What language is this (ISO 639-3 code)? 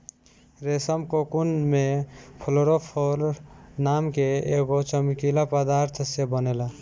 bho